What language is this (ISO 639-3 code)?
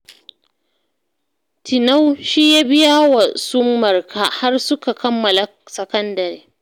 hau